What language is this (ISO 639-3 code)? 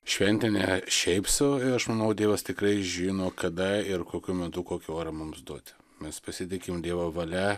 lit